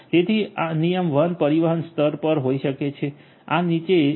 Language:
Gujarati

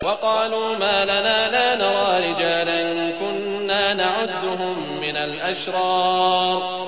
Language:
Arabic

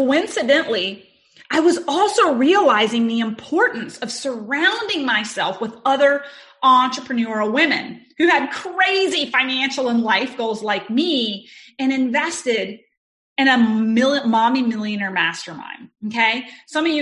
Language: English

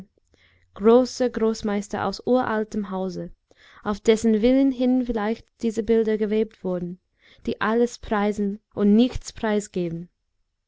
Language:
German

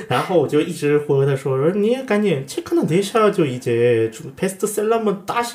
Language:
Chinese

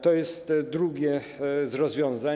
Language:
Polish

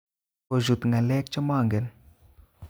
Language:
Kalenjin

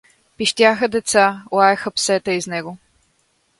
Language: Bulgarian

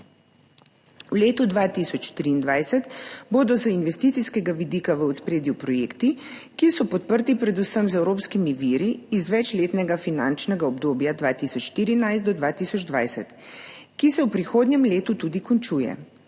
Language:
Slovenian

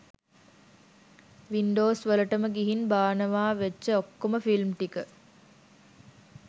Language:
Sinhala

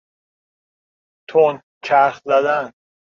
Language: Persian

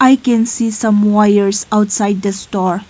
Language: English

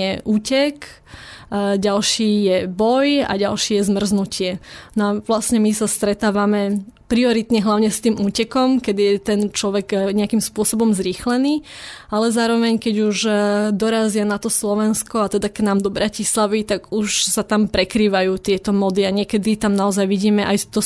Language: Slovak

